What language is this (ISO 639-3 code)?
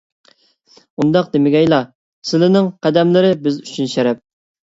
uig